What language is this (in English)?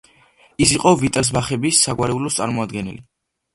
Georgian